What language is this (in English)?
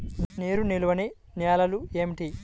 Telugu